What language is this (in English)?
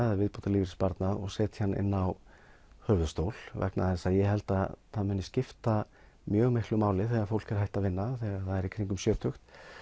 Icelandic